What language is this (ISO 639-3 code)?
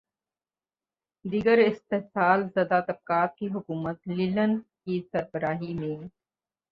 urd